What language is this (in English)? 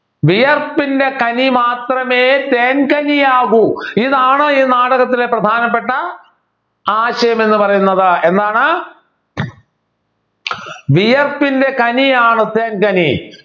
Malayalam